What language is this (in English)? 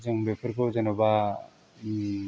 Bodo